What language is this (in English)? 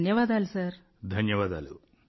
Telugu